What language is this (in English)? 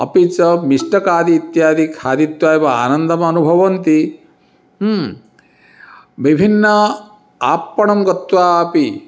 Sanskrit